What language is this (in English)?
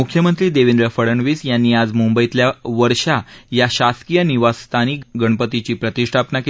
Marathi